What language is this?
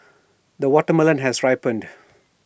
English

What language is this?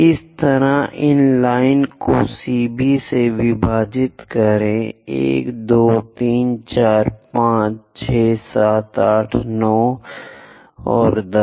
Hindi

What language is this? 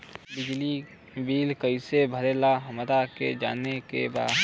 Bhojpuri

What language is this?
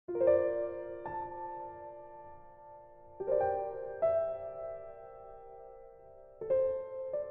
Vietnamese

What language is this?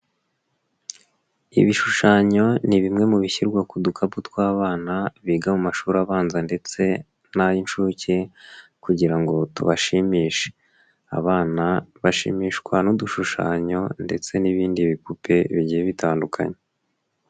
Kinyarwanda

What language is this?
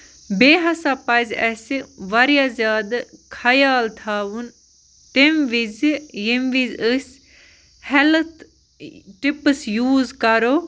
Kashmiri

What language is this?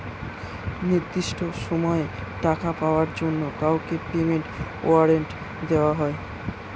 Bangla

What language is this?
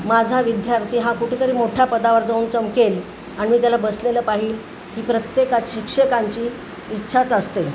Marathi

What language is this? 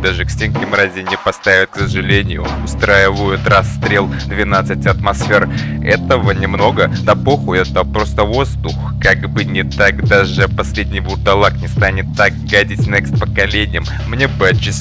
Russian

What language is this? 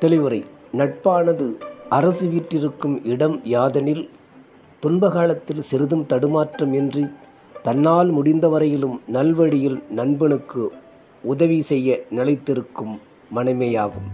Tamil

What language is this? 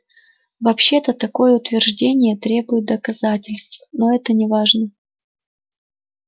Russian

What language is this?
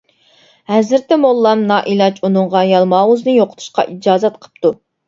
Uyghur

